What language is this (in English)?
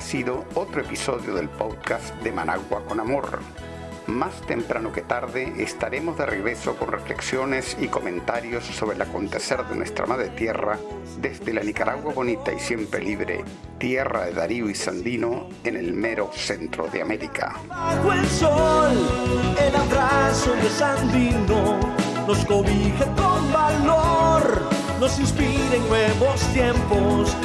Spanish